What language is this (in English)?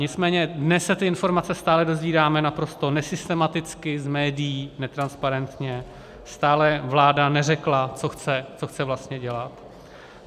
Czech